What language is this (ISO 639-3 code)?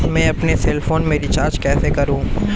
hin